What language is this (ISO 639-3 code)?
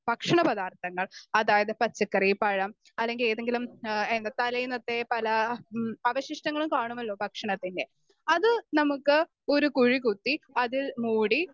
mal